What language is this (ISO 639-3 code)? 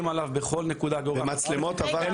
heb